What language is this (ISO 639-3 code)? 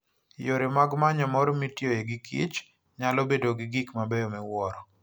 luo